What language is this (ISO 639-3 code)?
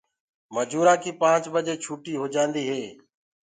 ggg